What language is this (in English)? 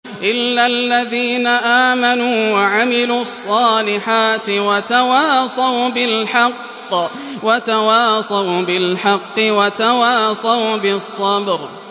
Arabic